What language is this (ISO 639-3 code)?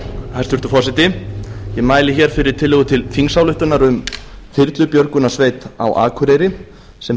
isl